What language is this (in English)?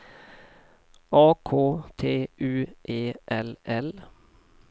Swedish